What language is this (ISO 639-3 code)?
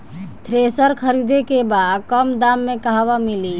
bho